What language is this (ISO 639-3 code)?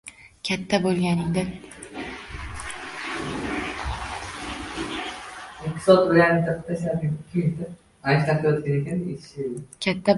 uzb